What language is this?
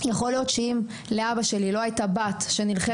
Hebrew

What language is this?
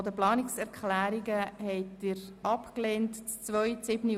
Swiss German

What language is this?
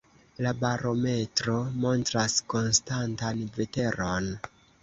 Esperanto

